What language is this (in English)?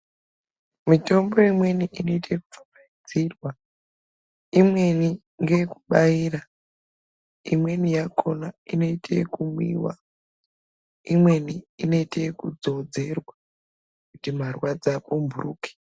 Ndau